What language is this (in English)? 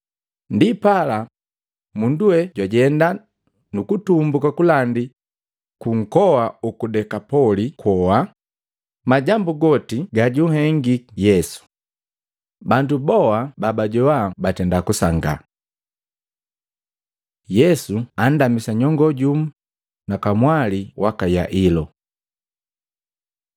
Matengo